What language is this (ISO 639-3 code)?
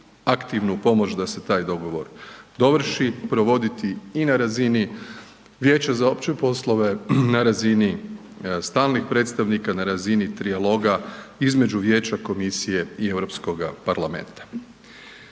hrv